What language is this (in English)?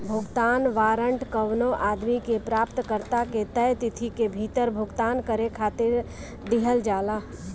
Bhojpuri